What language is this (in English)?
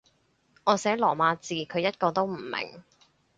Cantonese